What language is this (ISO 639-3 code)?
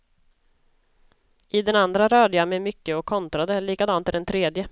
swe